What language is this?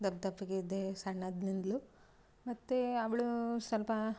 Kannada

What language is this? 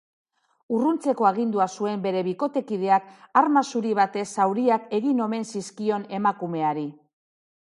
Basque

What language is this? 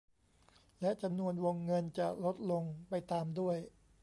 Thai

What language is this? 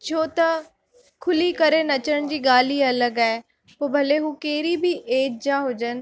Sindhi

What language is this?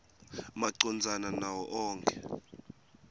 Swati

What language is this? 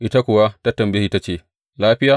Hausa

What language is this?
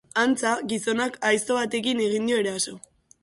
Basque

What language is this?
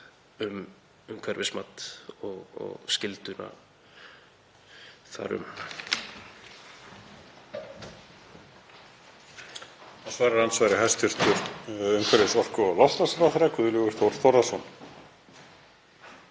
Icelandic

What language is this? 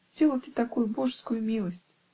Russian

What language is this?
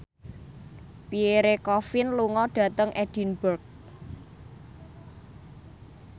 Javanese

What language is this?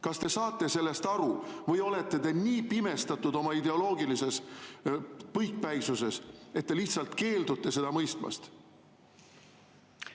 Estonian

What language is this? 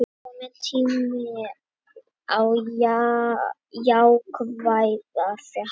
Icelandic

